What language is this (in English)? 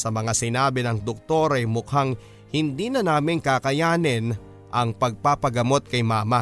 Filipino